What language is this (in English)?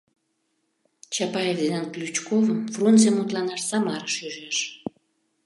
Mari